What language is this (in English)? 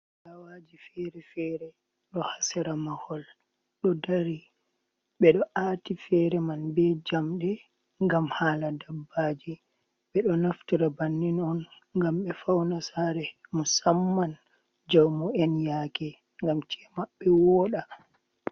Fula